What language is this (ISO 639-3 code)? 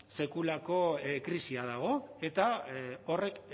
eus